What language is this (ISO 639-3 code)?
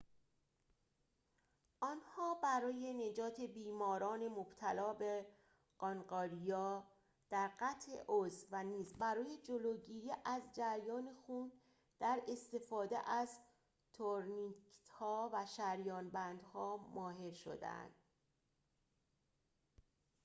fas